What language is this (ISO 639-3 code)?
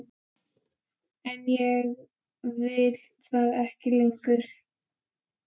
isl